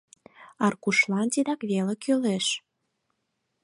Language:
Mari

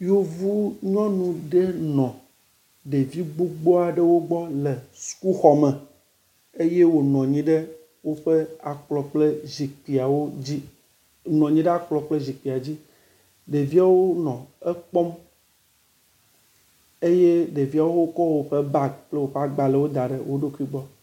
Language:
Ewe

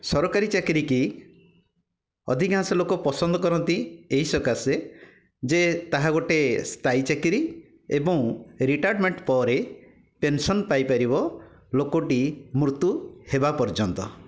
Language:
Odia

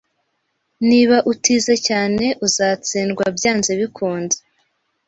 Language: Kinyarwanda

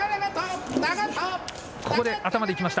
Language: Japanese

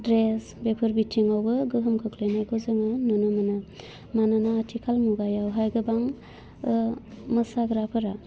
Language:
Bodo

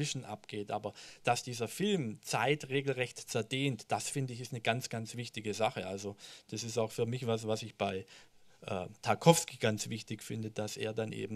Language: German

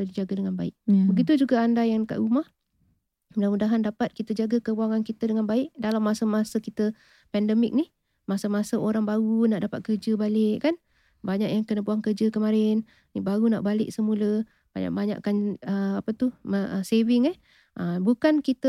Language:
Malay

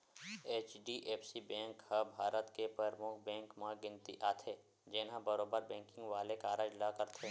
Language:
Chhattisgarhi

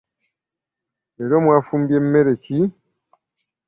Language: Ganda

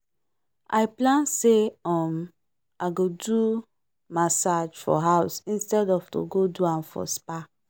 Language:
Nigerian Pidgin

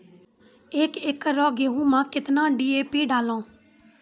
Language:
Maithili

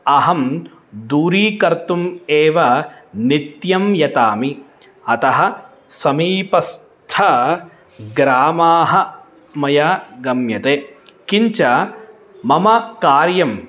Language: Sanskrit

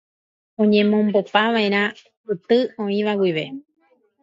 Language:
Guarani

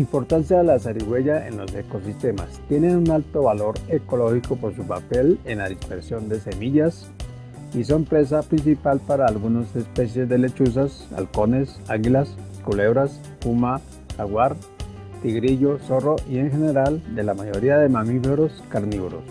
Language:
Spanish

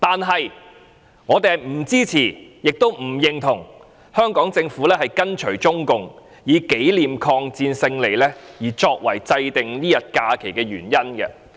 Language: Cantonese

